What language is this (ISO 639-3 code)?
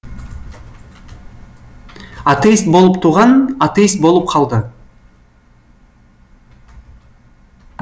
kaz